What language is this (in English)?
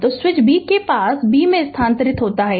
Hindi